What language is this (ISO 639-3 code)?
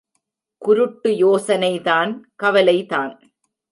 tam